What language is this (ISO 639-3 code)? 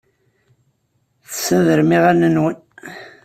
kab